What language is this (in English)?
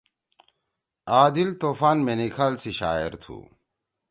Torwali